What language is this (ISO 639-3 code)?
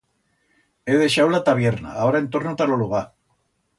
arg